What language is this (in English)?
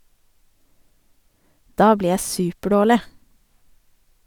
Norwegian